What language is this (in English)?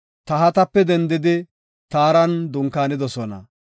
Gofa